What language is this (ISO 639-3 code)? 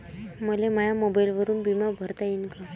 mar